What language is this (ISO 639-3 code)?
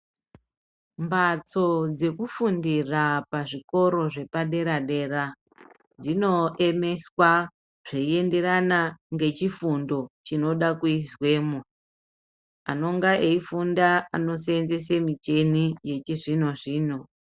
ndc